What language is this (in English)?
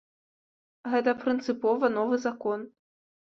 Belarusian